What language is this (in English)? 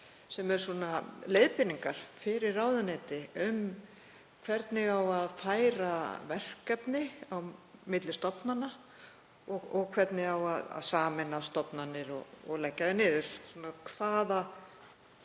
Icelandic